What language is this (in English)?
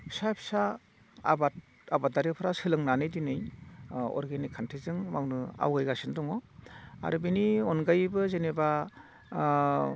Bodo